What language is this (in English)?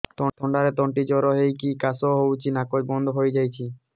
Odia